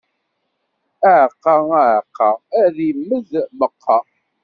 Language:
Kabyle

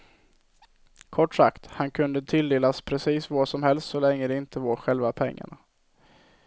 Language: Swedish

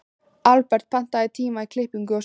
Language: Icelandic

